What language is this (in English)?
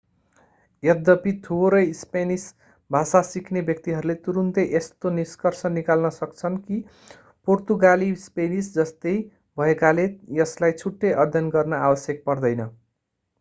Nepali